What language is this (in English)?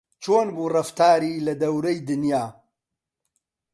Central Kurdish